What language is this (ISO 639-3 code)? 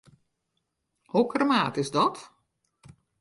fry